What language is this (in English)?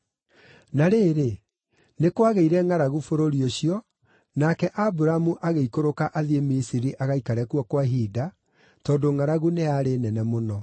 Kikuyu